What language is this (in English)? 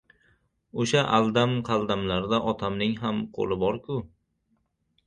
Uzbek